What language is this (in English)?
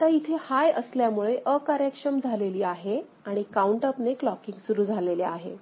Marathi